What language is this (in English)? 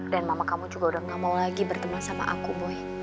Indonesian